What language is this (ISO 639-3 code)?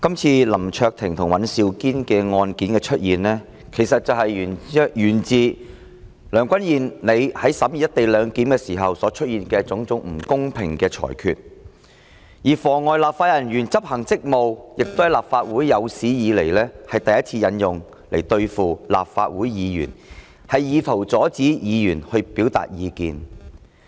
yue